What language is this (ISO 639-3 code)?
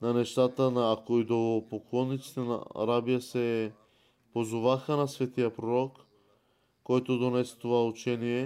bul